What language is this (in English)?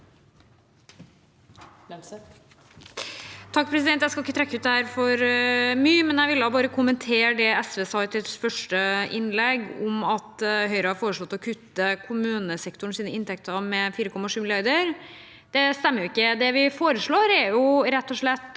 Norwegian